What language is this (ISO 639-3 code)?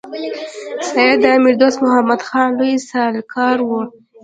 pus